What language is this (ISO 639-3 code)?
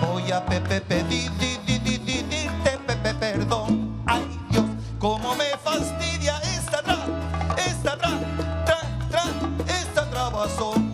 spa